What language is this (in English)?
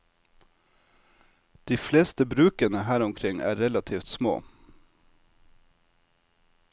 Norwegian